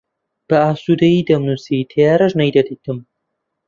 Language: Central Kurdish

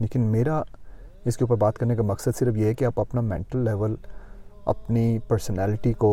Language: Urdu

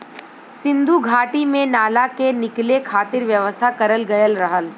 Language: Bhojpuri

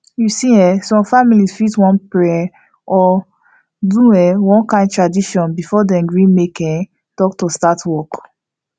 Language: Nigerian Pidgin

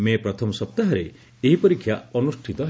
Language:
Odia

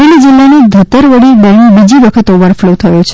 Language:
Gujarati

